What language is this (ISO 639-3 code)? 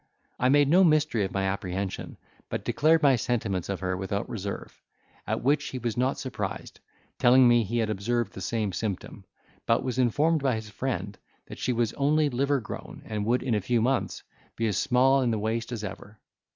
eng